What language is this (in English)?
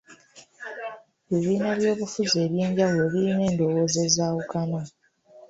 Ganda